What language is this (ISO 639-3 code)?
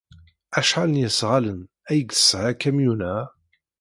kab